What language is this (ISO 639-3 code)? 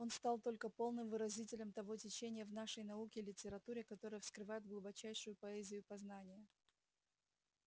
rus